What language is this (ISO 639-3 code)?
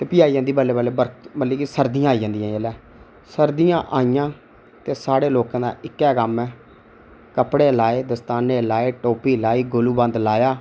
doi